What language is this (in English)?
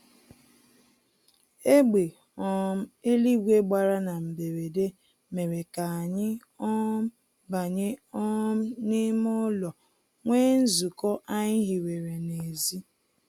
Igbo